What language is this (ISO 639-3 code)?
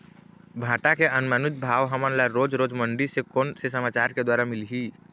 hne